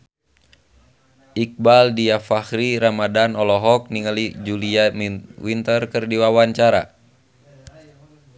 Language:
Sundanese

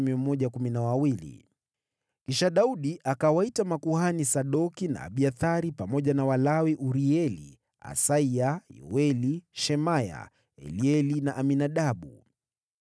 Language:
Swahili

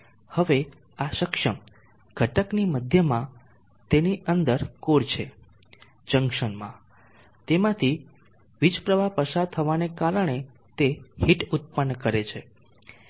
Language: Gujarati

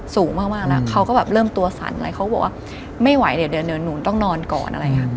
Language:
Thai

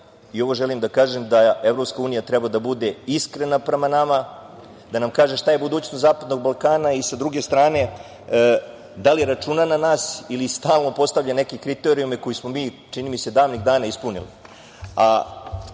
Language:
Serbian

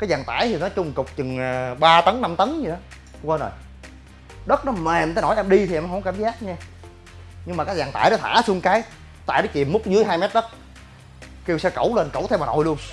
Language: Vietnamese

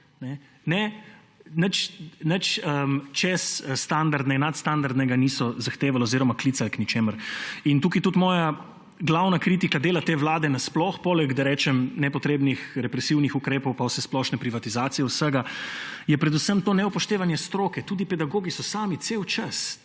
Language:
Slovenian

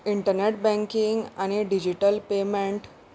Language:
Konkani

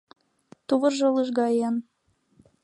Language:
Mari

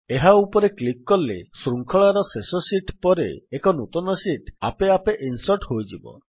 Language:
Odia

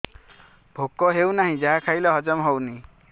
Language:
Odia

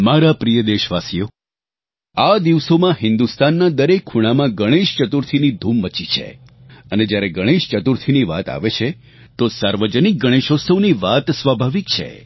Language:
Gujarati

